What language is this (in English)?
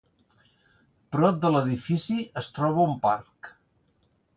Catalan